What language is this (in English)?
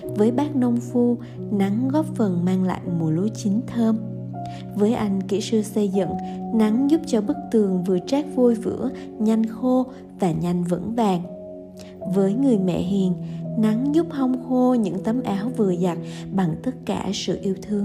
Vietnamese